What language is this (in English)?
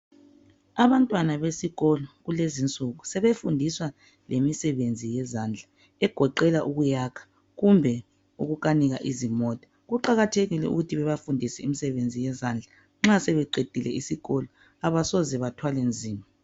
North Ndebele